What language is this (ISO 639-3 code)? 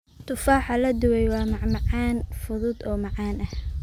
som